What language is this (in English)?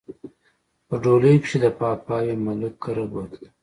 Pashto